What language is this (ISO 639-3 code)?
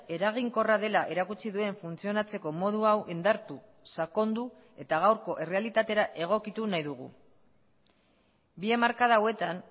eus